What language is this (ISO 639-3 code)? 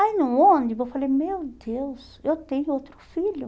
por